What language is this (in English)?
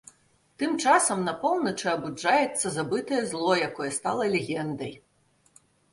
Belarusian